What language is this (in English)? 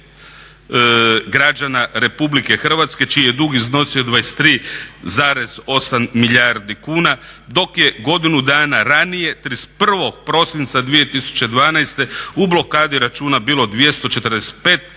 Croatian